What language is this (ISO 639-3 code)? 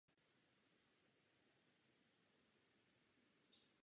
ces